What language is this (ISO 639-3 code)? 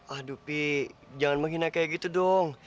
ind